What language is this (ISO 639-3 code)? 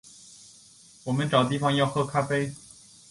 zho